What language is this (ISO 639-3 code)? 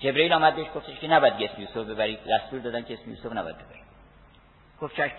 fas